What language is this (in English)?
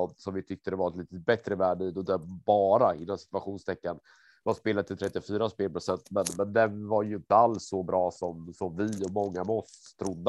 Swedish